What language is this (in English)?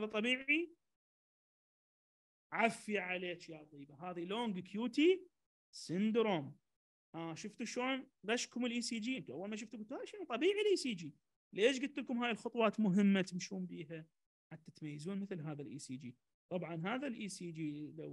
Arabic